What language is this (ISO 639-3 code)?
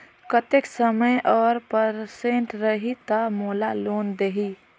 hne